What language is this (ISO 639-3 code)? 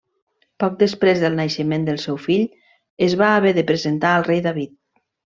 cat